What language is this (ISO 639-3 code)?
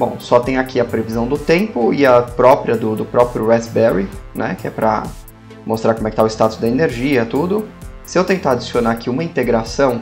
por